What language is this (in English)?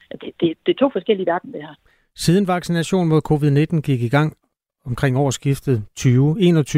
Danish